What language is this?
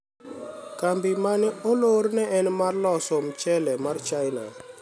Luo (Kenya and Tanzania)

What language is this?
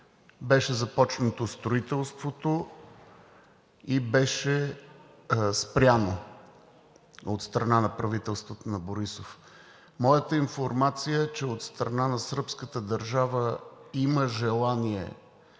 Bulgarian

